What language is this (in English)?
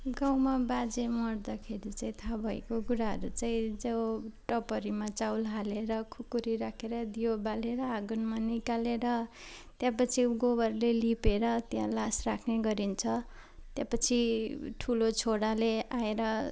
Nepali